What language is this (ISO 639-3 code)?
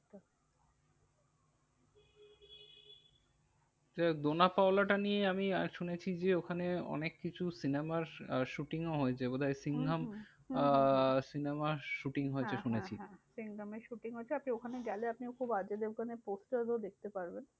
ben